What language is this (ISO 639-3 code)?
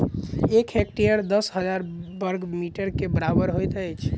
mai